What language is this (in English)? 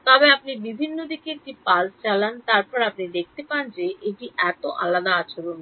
Bangla